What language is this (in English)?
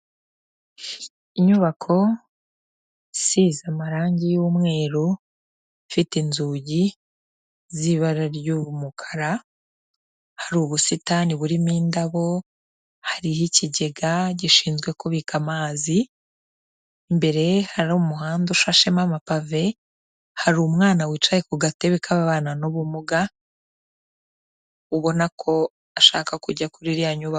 Kinyarwanda